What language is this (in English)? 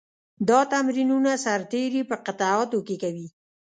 Pashto